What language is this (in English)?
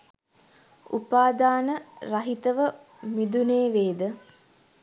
Sinhala